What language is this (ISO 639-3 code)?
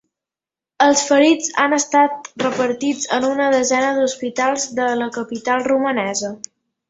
cat